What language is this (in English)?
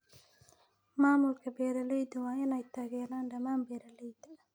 Somali